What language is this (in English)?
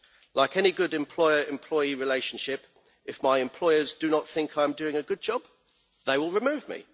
English